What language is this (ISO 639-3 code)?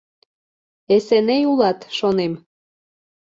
chm